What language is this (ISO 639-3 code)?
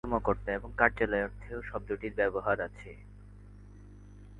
ben